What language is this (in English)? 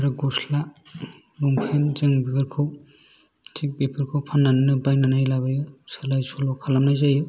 Bodo